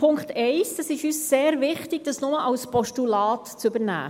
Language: Swiss German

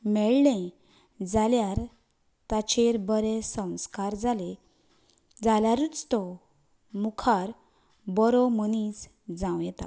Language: Konkani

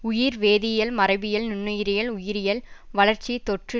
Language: Tamil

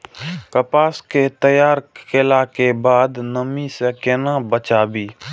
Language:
Maithili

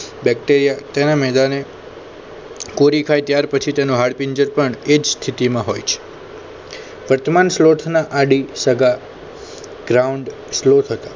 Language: Gujarati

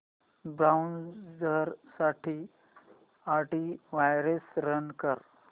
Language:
Marathi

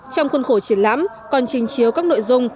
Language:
Vietnamese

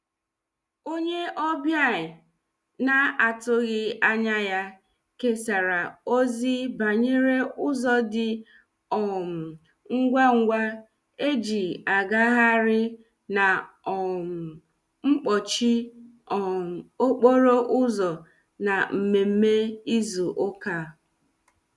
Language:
Igbo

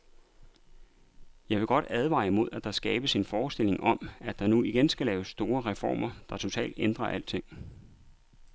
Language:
Danish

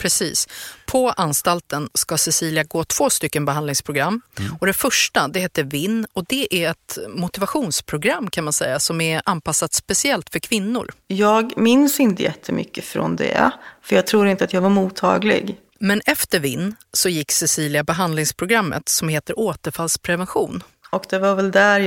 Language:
Swedish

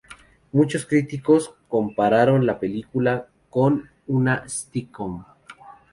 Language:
Spanish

